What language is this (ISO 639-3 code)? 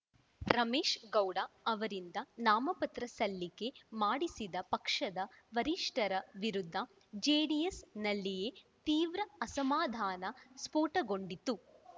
kan